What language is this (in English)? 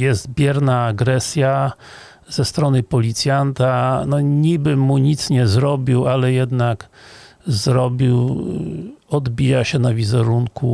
Polish